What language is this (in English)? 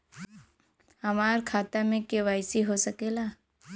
Bhojpuri